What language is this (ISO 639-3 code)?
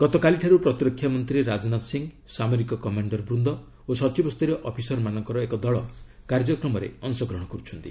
ori